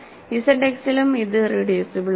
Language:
Malayalam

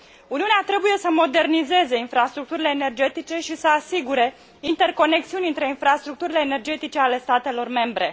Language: Romanian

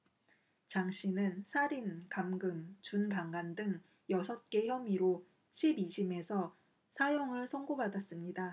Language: Korean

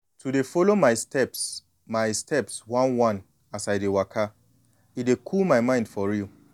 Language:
Nigerian Pidgin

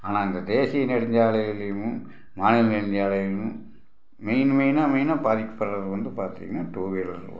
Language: Tamil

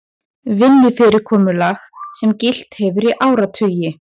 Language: Icelandic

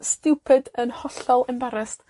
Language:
Welsh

